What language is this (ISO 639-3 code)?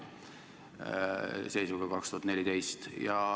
est